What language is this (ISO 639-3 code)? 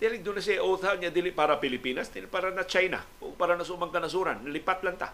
fil